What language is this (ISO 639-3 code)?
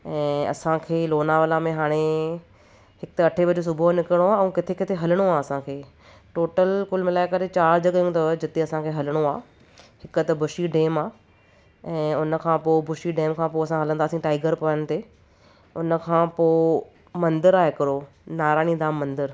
snd